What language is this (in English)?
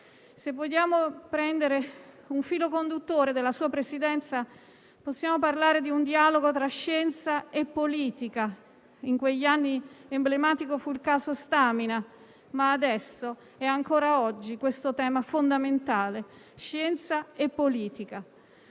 Italian